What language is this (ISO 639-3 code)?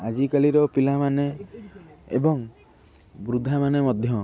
ori